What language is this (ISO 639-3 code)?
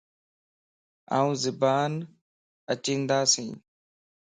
lss